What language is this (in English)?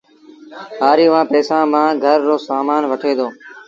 Sindhi Bhil